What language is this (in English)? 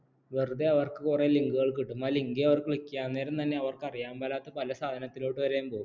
Malayalam